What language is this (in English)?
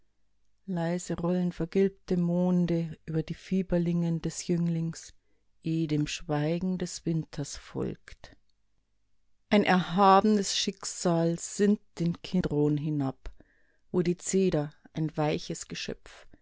German